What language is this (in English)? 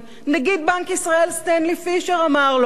Hebrew